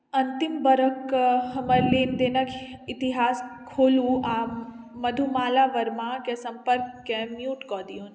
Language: Maithili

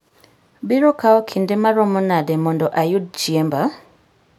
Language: Luo (Kenya and Tanzania)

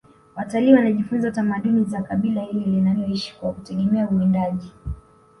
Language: Swahili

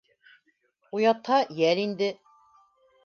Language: Bashkir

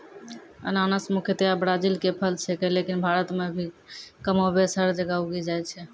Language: Maithili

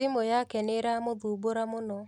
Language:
Kikuyu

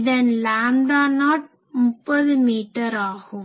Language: Tamil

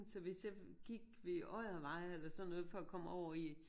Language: Danish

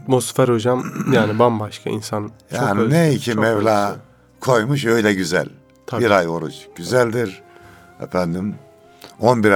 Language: Turkish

